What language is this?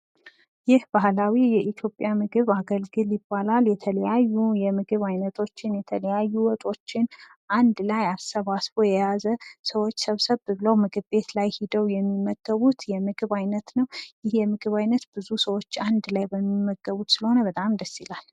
Amharic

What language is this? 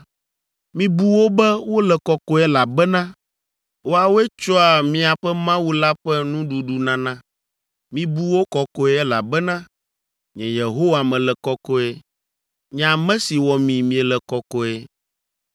Ewe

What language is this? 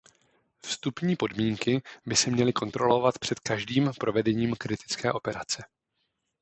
Czech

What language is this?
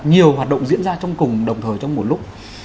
Vietnamese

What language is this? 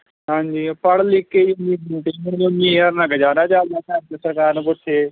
Punjabi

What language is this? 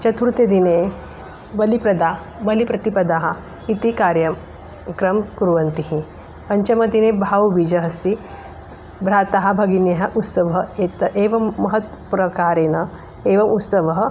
Sanskrit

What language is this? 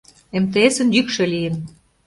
Mari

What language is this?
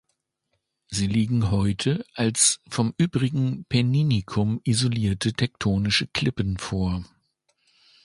German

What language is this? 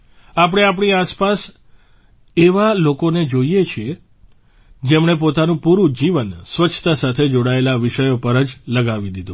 Gujarati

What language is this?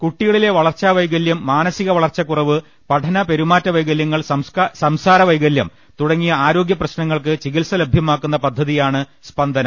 Malayalam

